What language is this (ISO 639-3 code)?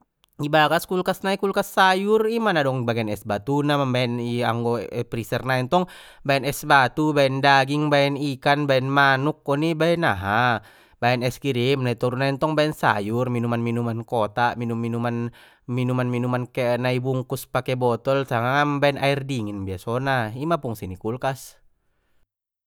btm